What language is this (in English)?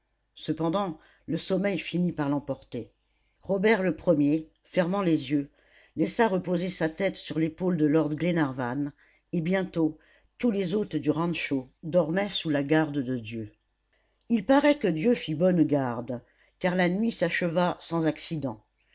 French